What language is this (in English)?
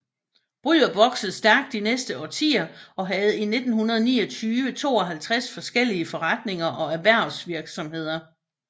Danish